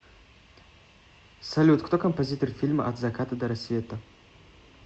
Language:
Russian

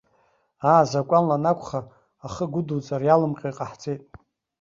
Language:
Abkhazian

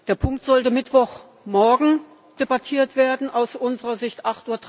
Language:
German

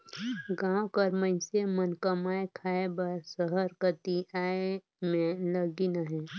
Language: Chhattisgarhi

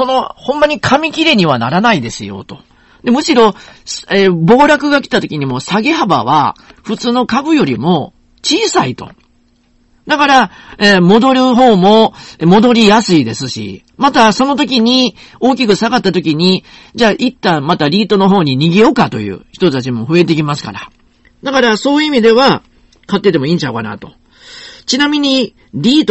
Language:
Japanese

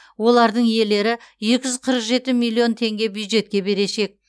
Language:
Kazakh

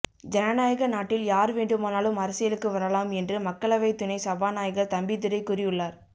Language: Tamil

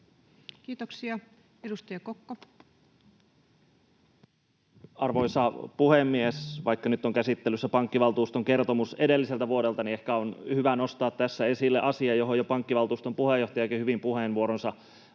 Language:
Finnish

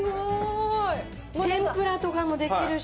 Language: Japanese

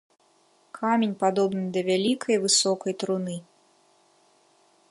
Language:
Belarusian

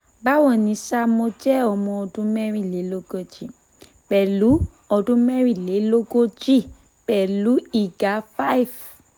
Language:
Yoruba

